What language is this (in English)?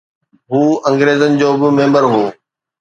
Sindhi